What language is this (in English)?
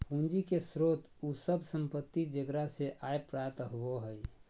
Magahi